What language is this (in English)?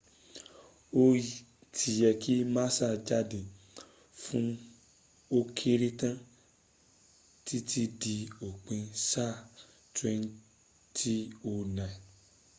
Yoruba